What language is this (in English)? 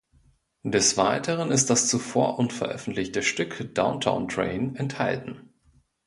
German